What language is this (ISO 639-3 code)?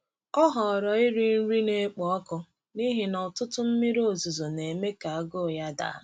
ibo